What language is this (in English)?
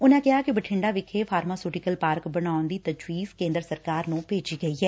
Punjabi